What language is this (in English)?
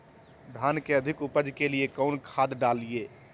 Magahi